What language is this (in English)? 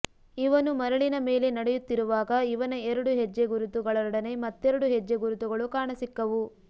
Kannada